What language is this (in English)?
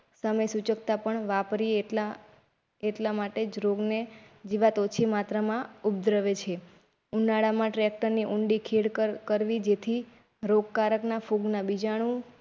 Gujarati